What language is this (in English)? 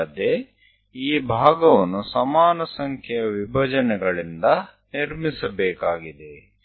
Kannada